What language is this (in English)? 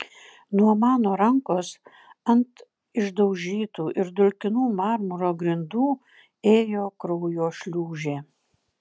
Lithuanian